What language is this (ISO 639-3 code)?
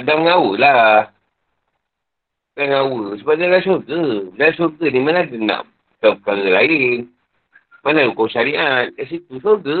msa